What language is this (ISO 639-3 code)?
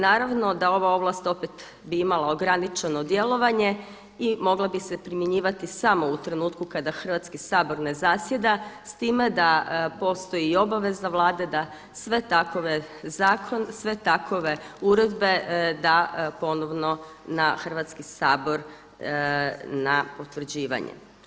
hrv